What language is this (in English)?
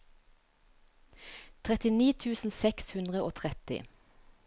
Norwegian